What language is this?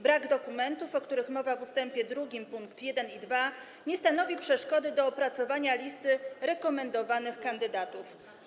Polish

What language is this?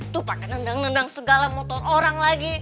Indonesian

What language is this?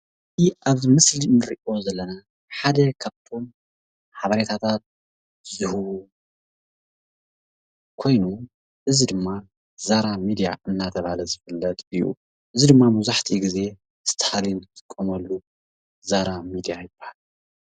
Tigrinya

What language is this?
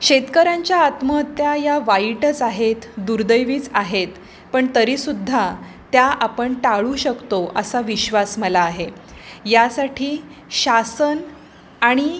Marathi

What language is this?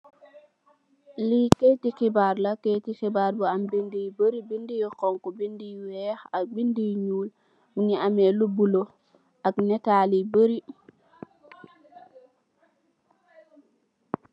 Wolof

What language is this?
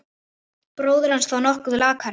Icelandic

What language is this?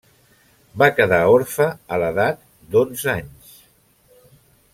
Catalan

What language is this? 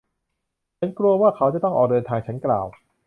Thai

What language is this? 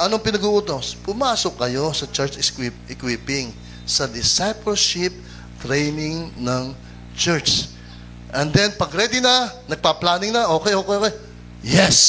Filipino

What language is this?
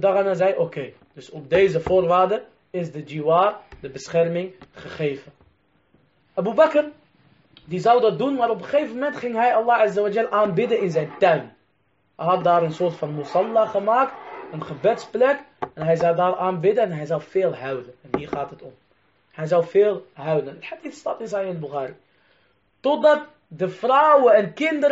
Dutch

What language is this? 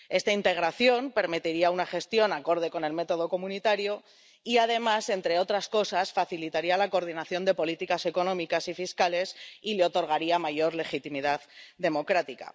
Spanish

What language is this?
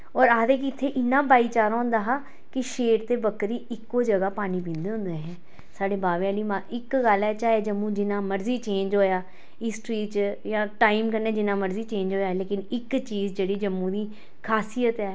Dogri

